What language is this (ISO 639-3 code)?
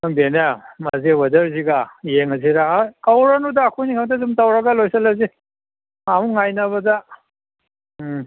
mni